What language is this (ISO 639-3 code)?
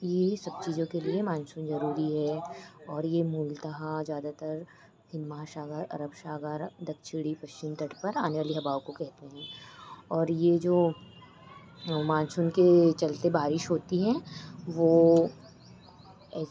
hin